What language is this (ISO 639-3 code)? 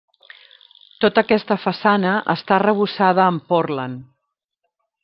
cat